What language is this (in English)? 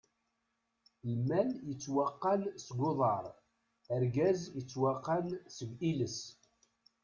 Kabyle